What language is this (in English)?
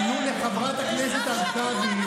Hebrew